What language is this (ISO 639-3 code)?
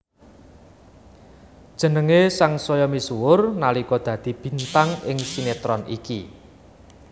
jav